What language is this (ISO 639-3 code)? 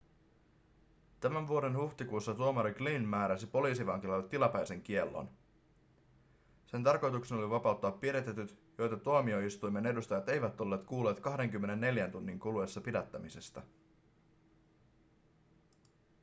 fin